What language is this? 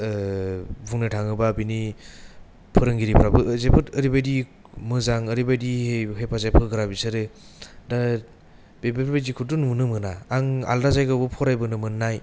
Bodo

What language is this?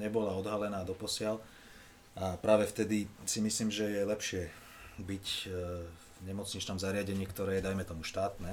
Slovak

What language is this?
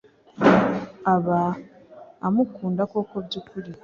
Kinyarwanda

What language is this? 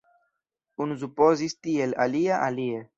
Esperanto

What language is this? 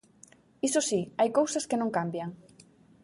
Galician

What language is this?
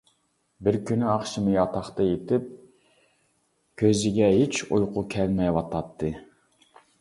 Uyghur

